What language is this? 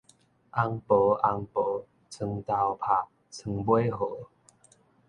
Min Nan Chinese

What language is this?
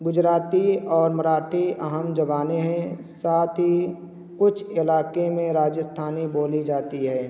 Urdu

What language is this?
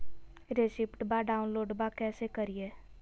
Magahi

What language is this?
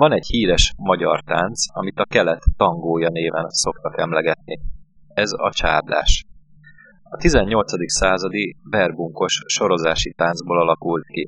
Hungarian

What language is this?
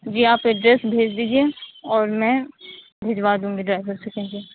Urdu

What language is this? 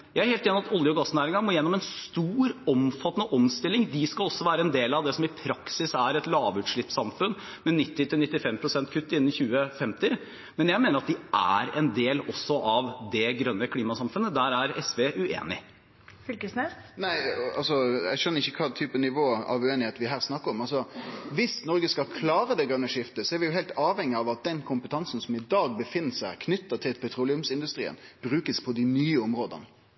Norwegian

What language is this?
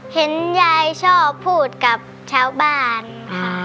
Thai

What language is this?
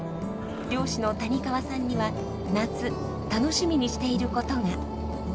Japanese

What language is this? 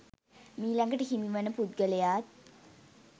Sinhala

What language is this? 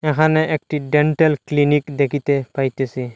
Bangla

